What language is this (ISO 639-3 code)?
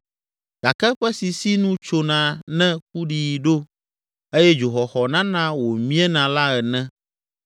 ewe